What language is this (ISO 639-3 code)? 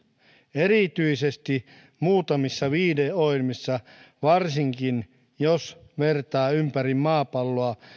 fin